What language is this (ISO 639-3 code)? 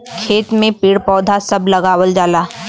bho